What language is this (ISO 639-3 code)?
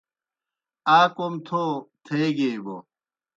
plk